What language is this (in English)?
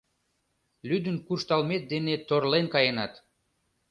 Mari